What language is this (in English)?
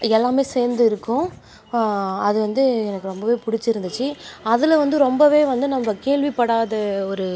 Tamil